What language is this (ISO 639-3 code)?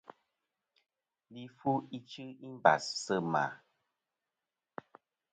bkm